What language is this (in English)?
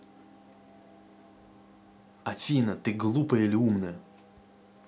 Russian